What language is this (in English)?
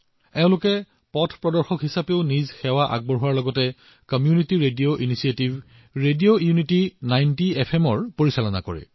Assamese